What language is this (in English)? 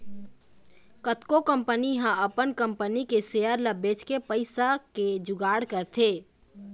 Chhattisgarhi